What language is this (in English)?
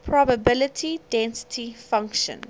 English